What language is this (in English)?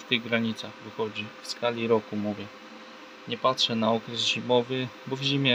Polish